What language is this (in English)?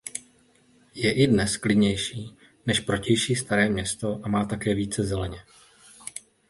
Czech